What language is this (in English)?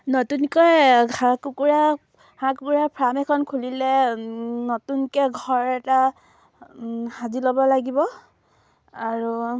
Assamese